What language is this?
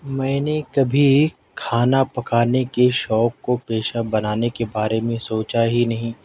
Urdu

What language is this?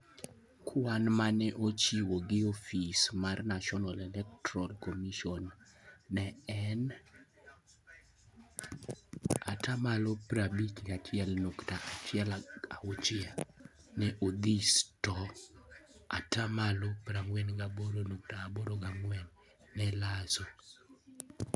Luo (Kenya and Tanzania)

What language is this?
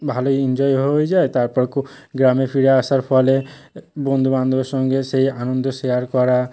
Bangla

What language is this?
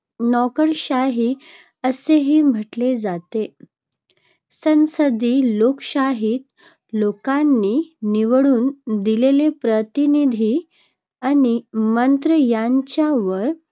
Marathi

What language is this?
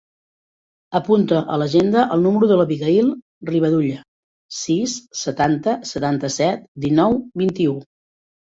Catalan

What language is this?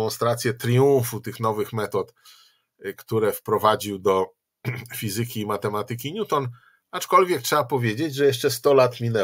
Polish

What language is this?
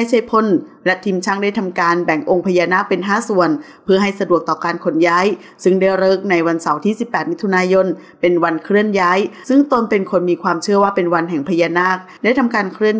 Thai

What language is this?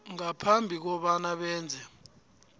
South Ndebele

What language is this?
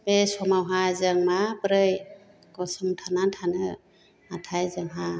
Bodo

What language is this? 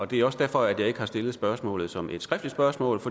Danish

